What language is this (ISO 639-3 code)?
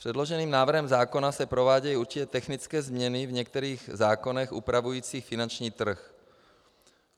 ces